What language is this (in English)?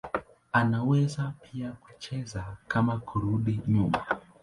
Swahili